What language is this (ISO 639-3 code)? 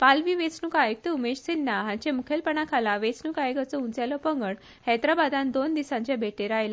kok